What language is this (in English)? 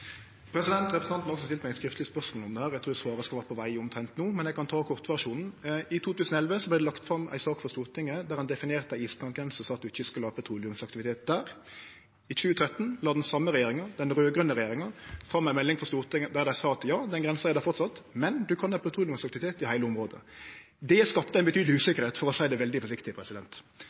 Norwegian Nynorsk